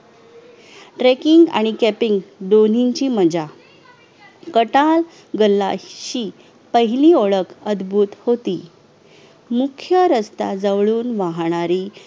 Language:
Marathi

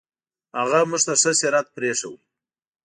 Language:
Pashto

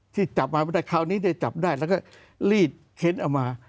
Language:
Thai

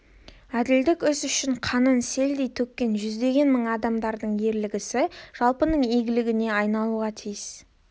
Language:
Kazakh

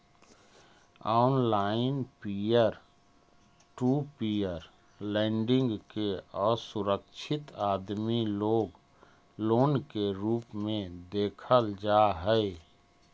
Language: Magahi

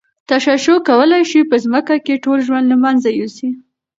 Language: Pashto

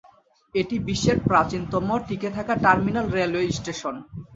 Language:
Bangla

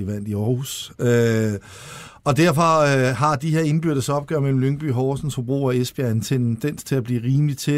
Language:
Danish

